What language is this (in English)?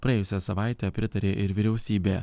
Lithuanian